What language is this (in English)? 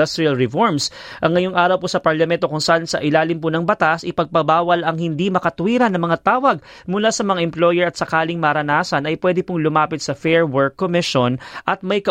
Filipino